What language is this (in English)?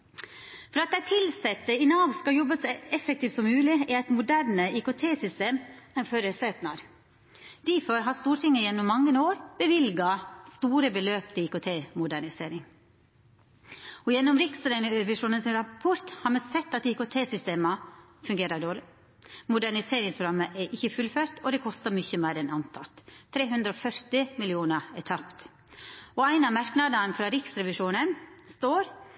Norwegian Nynorsk